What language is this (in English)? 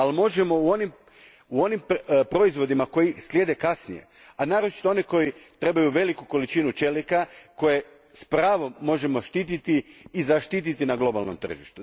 Croatian